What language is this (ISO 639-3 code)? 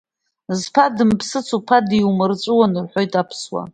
abk